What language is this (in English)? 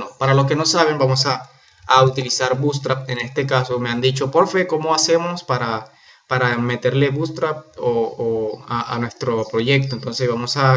Spanish